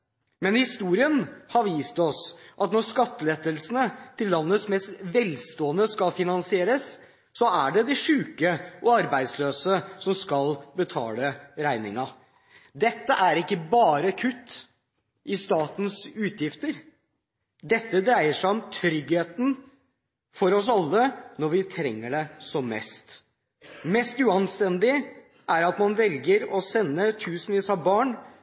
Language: Norwegian Bokmål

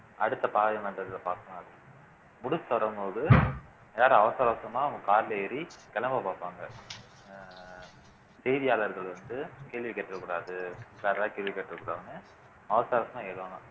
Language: Tamil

